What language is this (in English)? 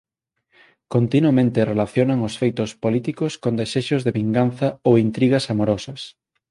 Galician